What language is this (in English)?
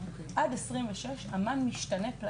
Hebrew